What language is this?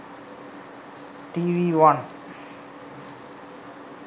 Sinhala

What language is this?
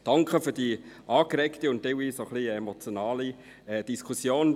Swiss German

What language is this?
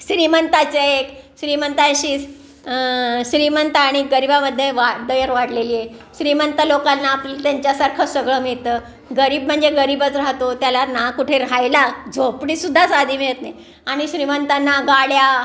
Marathi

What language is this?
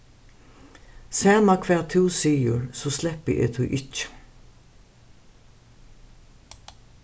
Faroese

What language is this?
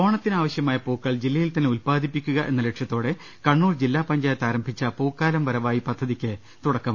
Malayalam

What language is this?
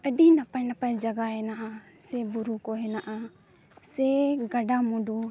Santali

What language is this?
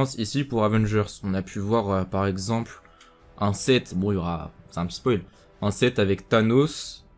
French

